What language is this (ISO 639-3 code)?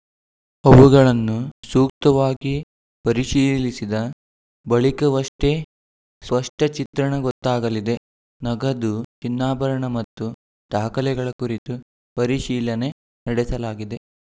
kan